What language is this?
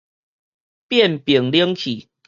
Min Nan Chinese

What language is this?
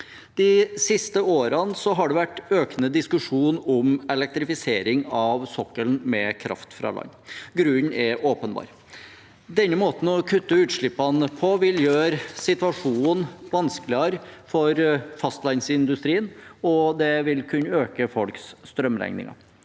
Norwegian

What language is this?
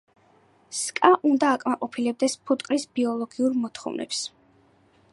Georgian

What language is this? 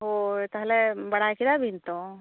Santali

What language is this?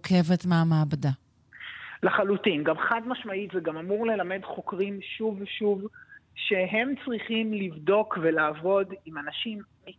Hebrew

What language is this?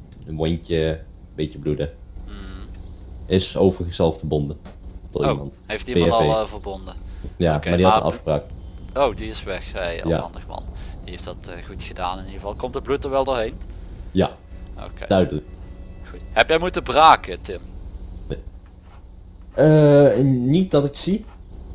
Dutch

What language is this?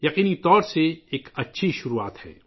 Urdu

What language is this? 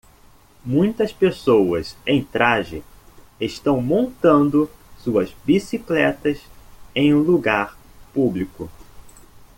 Portuguese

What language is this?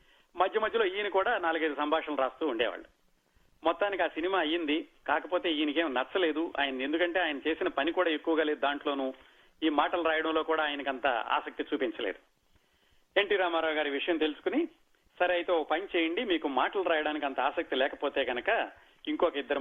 Telugu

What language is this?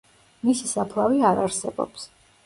Georgian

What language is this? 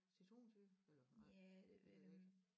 Danish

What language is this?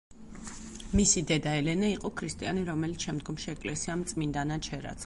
Georgian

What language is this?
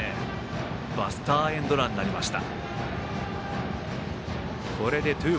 Japanese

